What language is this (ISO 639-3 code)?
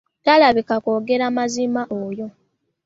lug